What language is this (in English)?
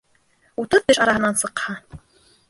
Bashkir